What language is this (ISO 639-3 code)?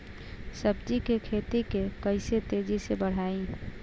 bho